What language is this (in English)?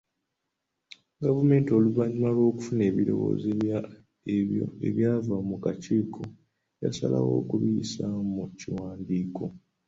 Ganda